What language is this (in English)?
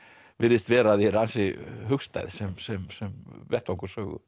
Icelandic